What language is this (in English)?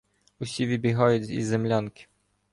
Ukrainian